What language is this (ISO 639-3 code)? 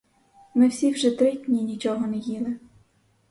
ukr